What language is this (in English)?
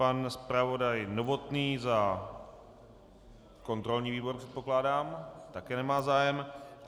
Czech